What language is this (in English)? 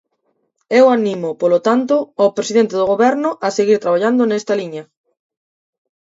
Galician